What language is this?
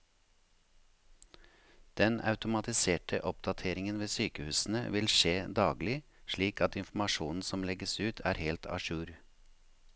Norwegian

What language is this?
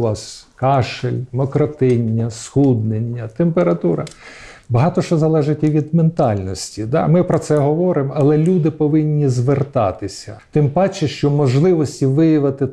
Ukrainian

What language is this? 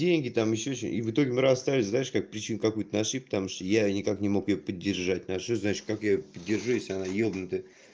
Russian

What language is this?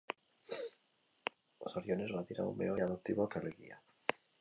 Basque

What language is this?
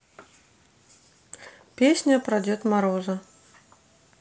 Russian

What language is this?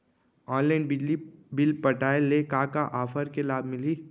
Chhattisgarhi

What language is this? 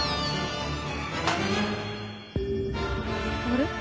Japanese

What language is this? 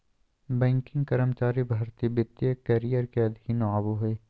Magahi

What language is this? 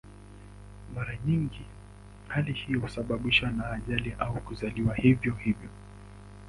Swahili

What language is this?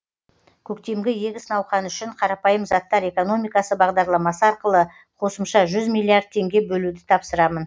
Kazakh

